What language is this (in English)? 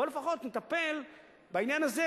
Hebrew